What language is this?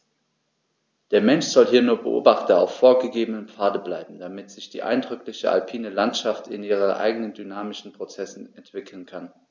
German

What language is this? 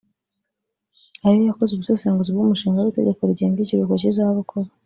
Kinyarwanda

